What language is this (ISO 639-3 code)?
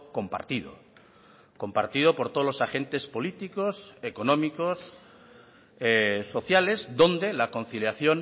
spa